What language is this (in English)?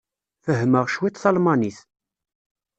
Kabyle